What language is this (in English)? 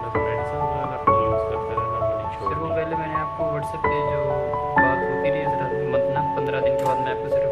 Romanian